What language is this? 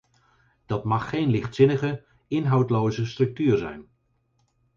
Dutch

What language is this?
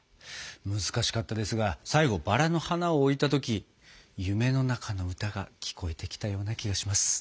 Japanese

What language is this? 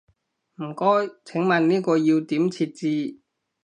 Cantonese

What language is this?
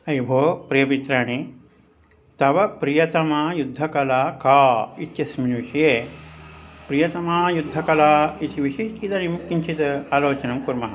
Sanskrit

